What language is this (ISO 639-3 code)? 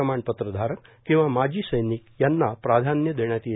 mar